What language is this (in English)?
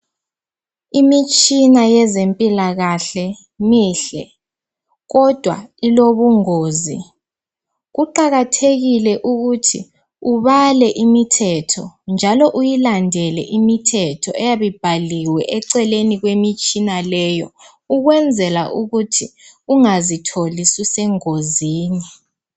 North Ndebele